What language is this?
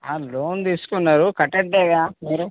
Telugu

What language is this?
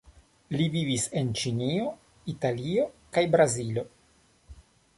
Esperanto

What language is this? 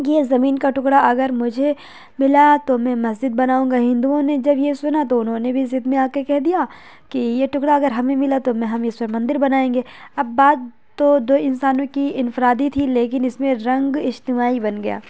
Urdu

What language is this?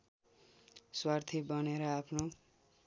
Nepali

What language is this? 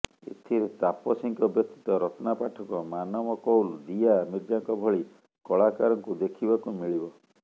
Odia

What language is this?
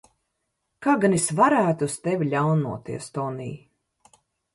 Latvian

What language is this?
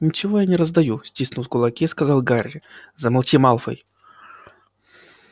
Russian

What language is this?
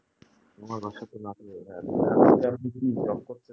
Bangla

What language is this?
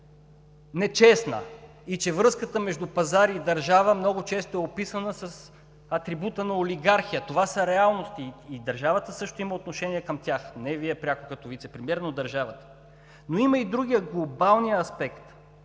Bulgarian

